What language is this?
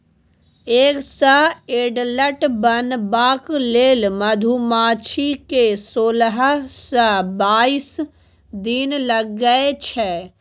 Maithili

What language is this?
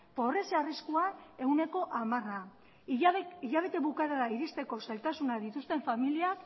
Basque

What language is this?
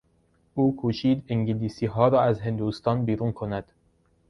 Persian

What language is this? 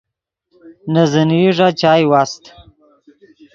Yidgha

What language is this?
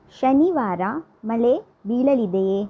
Kannada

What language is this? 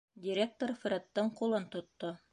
Bashkir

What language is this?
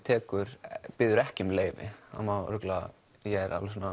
Icelandic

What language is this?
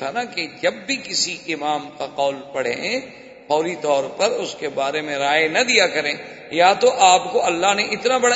Urdu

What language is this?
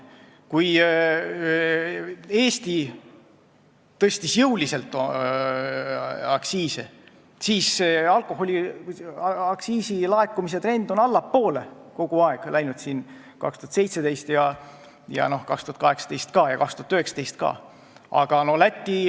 Estonian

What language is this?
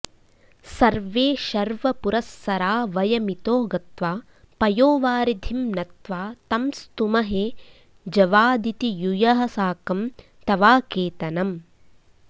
Sanskrit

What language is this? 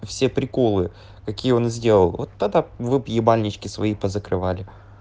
Russian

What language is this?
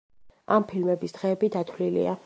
Georgian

